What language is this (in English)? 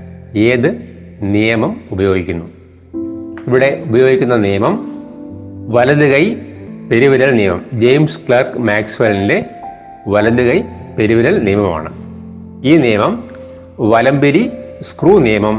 Malayalam